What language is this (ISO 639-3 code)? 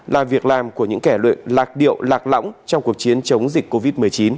vie